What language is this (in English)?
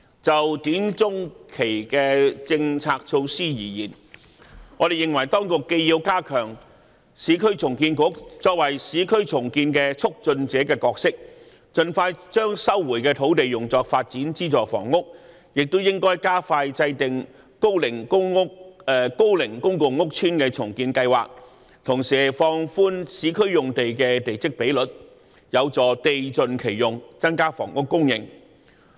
Cantonese